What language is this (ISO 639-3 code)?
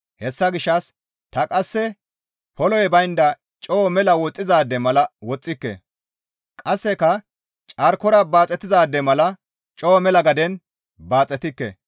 gmv